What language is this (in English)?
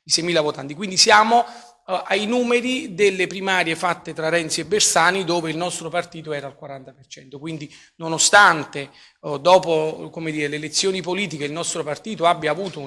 Italian